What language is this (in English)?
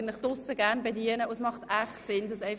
Swiss German